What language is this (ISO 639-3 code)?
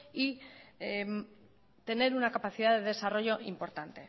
spa